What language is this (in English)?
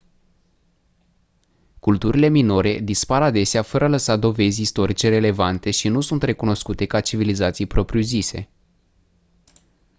Romanian